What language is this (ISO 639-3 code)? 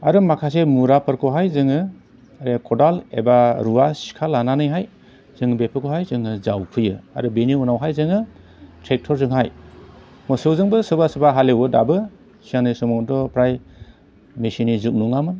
brx